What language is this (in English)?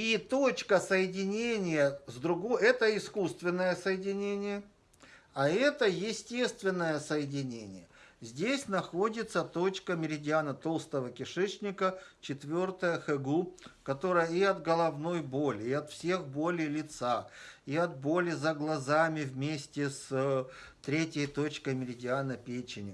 Russian